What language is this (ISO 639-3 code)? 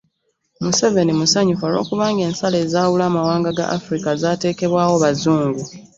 lug